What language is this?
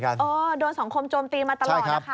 Thai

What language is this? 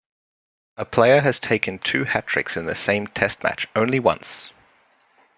English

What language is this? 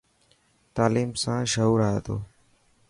Dhatki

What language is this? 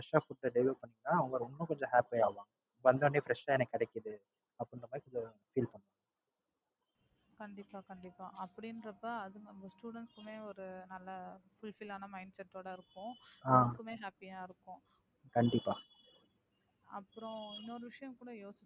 Tamil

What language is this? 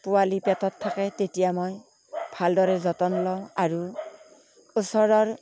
Assamese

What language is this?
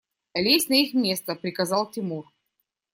Russian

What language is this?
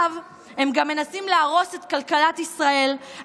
Hebrew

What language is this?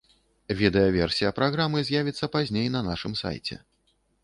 Belarusian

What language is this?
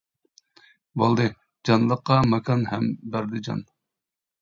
Uyghur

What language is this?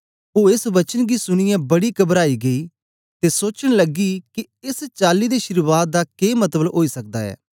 Dogri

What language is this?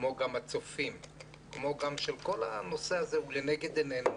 Hebrew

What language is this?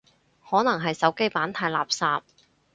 Cantonese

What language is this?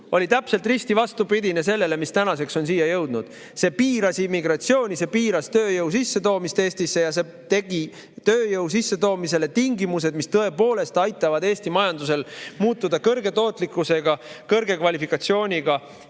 Estonian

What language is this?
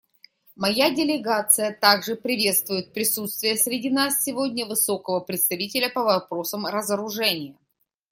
Russian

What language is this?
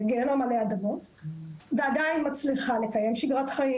Hebrew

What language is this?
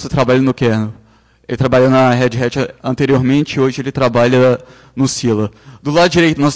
Portuguese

